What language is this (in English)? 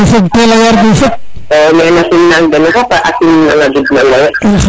Serer